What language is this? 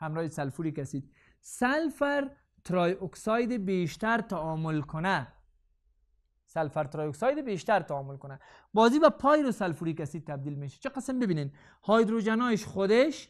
Persian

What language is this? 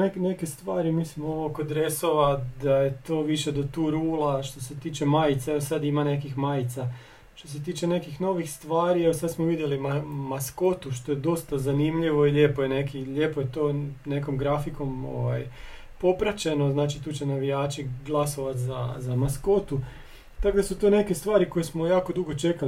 Croatian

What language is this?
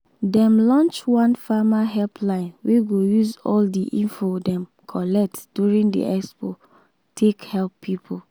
Nigerian Pidgin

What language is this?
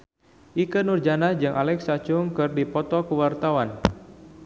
Sundanese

